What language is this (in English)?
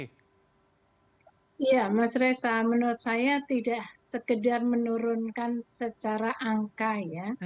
Indonesian